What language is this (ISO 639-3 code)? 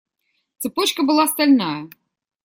rus